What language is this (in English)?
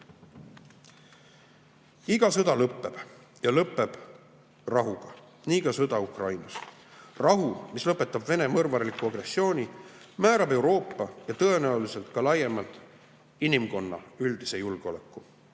Estonian